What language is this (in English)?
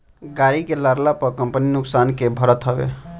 Bhojpuri